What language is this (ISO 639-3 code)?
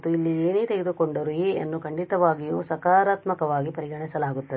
kan